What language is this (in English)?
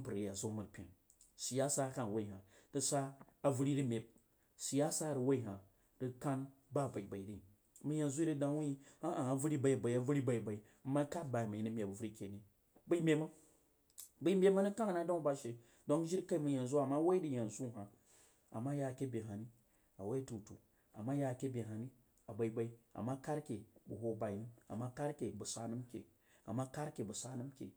Jiba